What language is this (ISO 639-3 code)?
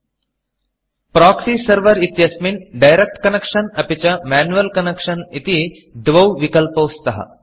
san